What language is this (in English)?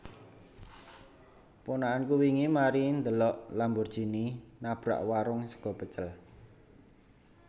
Javanese